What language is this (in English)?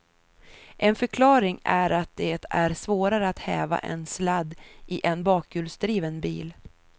Swedish